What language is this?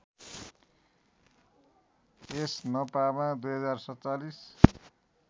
Nepali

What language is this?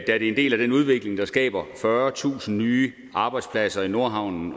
Danish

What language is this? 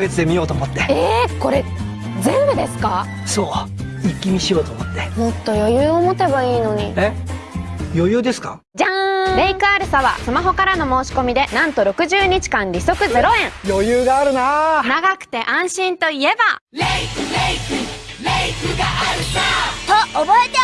Japanese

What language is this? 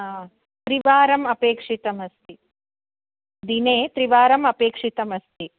Sanskrit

